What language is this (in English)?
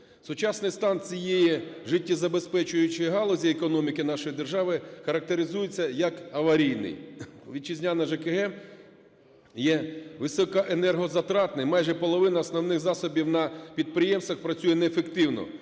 Ukrainian